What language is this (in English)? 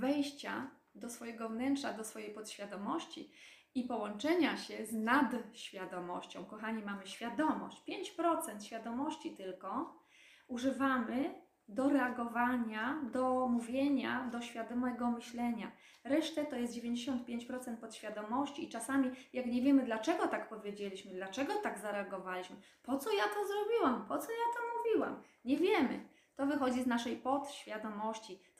Polish